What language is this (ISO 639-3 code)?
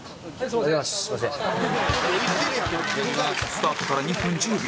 jpn